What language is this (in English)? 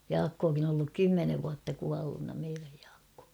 Finnish